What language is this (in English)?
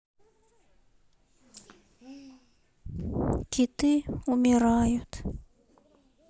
Russian